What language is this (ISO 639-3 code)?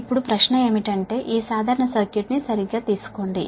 tel